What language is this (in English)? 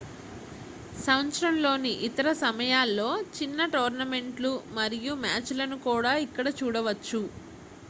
Telugu